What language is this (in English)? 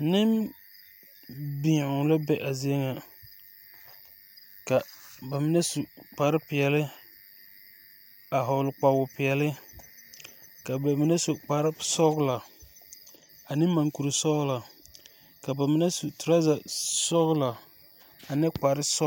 Southern Dagaare